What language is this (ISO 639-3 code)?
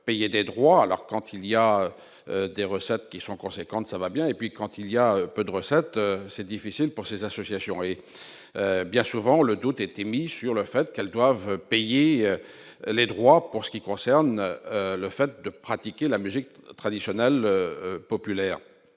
fra